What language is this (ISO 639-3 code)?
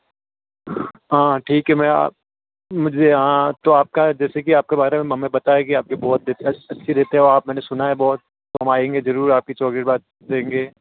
hin